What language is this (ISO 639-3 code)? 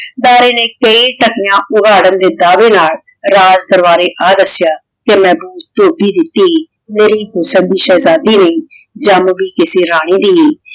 pan